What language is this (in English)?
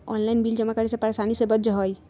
Magahi